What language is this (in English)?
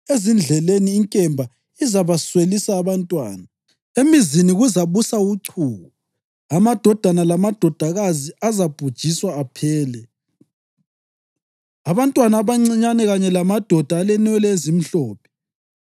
North Ndebele